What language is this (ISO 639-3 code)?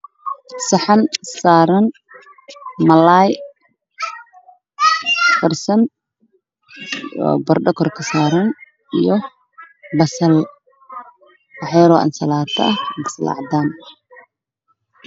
som